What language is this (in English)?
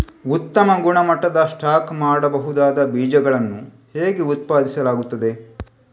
Kannada